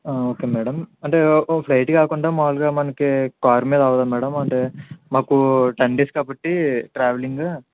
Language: Telugu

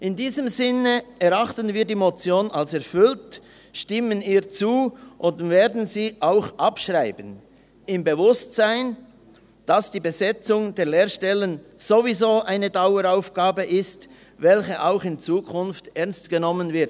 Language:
Swiss German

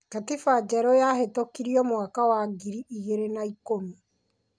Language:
Kikuyu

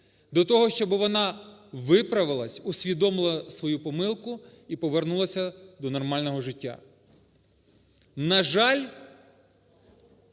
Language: Ukrainian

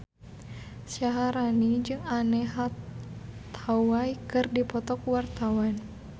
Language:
Sundanese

